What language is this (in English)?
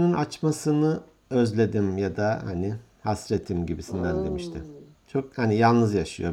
Turkish